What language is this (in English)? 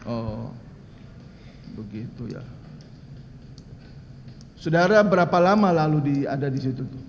Indonesian